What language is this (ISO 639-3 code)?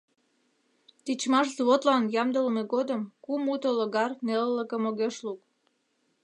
chm